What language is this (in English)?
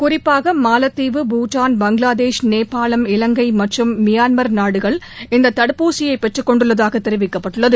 Tamil